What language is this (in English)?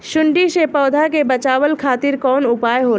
Bhojpuri